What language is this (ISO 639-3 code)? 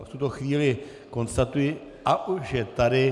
ces